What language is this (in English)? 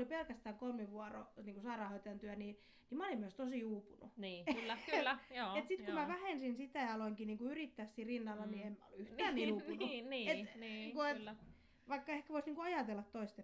Finnish